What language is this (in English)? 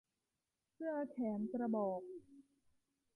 Thai